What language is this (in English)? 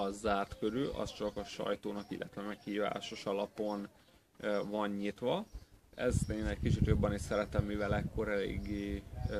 Hungarian